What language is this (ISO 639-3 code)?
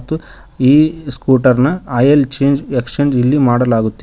kan